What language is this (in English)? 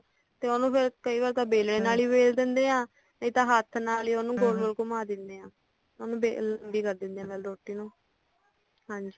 Punjabi